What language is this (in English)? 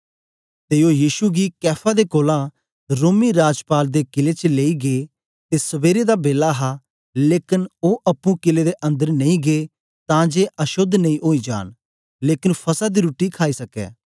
Dogri